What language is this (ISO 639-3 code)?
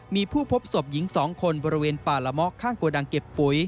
tha